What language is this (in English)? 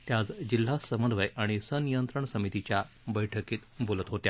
Marathi